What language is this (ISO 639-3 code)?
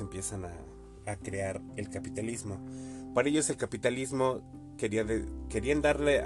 spa